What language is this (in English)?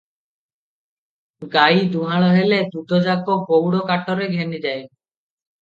Odia